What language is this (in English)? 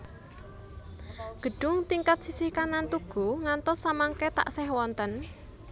Javanese